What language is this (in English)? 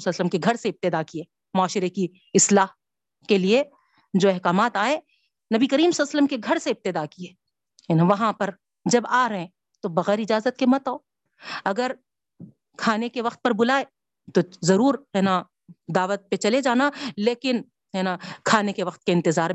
Urdu